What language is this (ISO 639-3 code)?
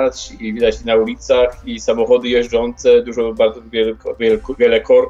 pol